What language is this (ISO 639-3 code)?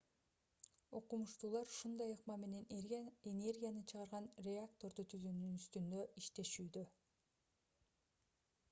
kir